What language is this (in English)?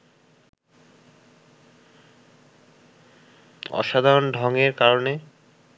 Bangla